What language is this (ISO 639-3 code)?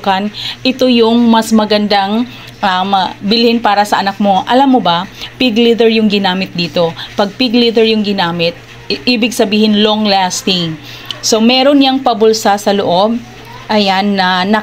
fil